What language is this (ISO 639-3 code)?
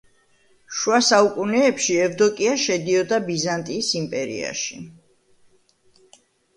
kat